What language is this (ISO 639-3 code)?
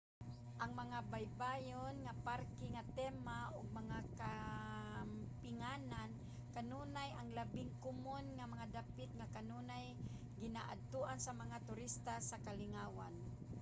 ceb